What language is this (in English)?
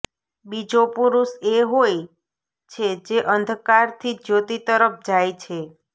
Gujarati